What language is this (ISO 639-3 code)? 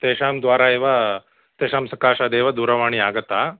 san